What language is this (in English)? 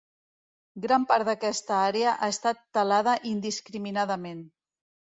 Catalan